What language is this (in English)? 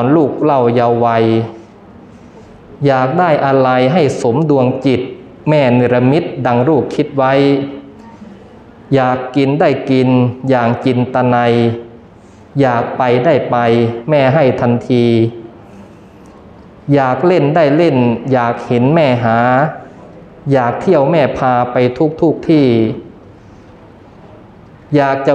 Thai